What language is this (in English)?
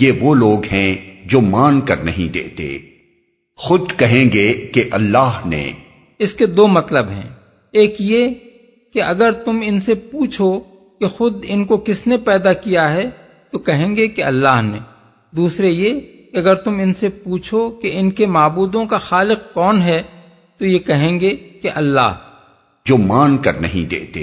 Urdu